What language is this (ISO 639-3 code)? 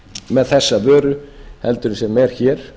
isl